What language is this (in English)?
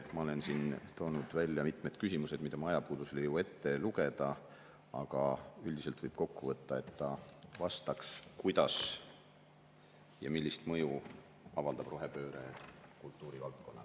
Estonian